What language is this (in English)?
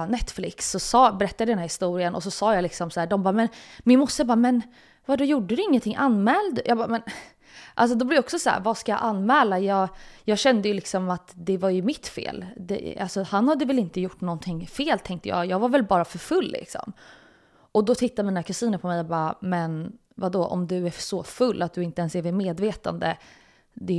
Swedish